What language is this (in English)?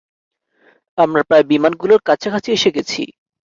Bangla